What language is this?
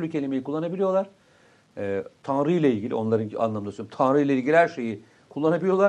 Turkish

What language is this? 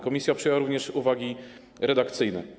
Polish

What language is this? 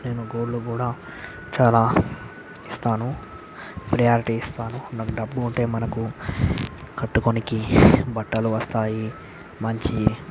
Telugu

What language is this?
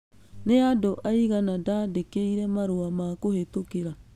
Kikuyu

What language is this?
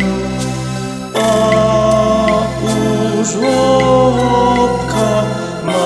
Romanian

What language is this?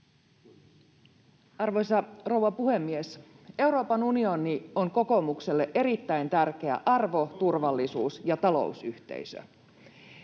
Finnish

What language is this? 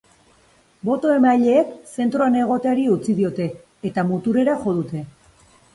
Basque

